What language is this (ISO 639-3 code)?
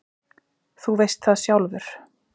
isl